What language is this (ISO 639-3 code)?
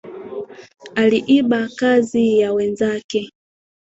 swa